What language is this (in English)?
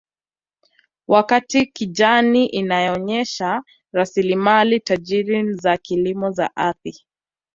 Swahili